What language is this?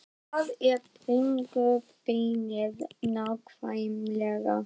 Icelandic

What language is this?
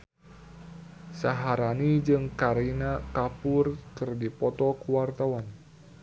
Sundanese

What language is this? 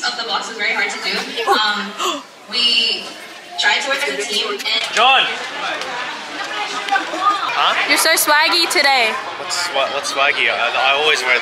English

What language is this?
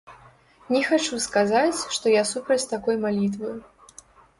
Belarusian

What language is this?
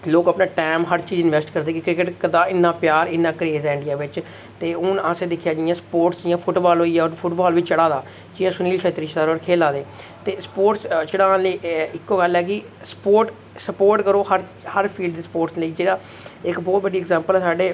Dogri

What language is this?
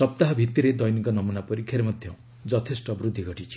Odia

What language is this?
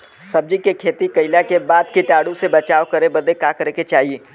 Bhojpuri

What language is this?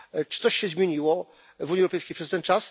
Polish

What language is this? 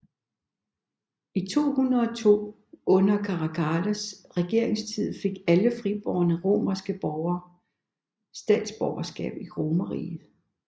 Danish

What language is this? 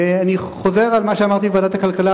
Hebrew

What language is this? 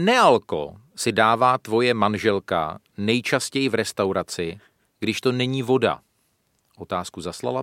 Czech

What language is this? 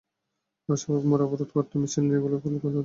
Bangla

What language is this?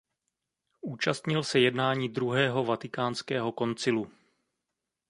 Czech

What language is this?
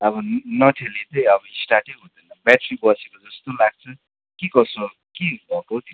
Nepali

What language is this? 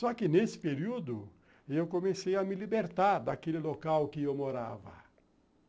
Portuguese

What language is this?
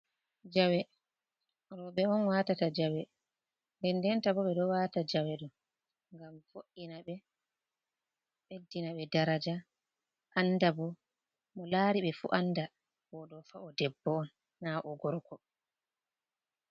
Fula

